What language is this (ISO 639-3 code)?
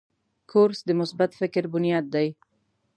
pus